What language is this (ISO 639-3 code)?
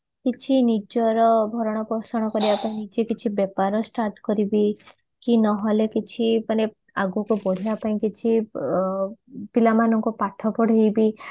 ori